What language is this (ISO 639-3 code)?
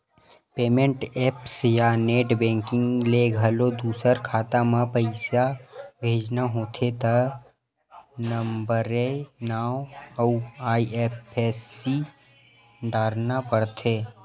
hne